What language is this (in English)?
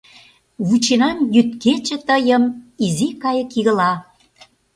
Mari